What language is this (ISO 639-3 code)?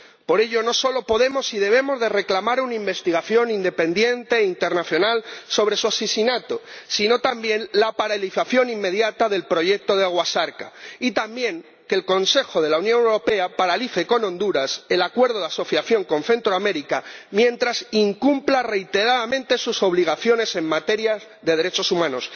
spa